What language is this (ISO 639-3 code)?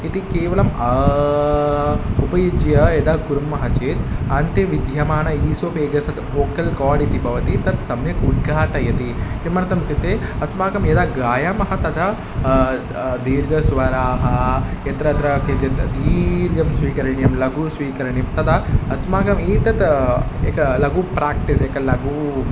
san